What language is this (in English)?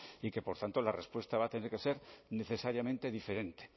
Spanish